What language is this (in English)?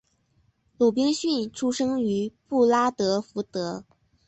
Chinese